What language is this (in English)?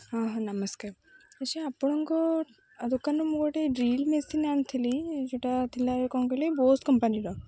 Odia